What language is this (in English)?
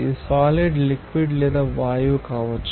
Telugu